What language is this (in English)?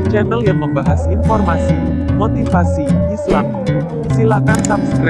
Indonesian